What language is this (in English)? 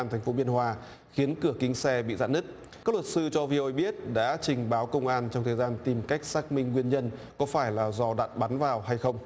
Vietnamese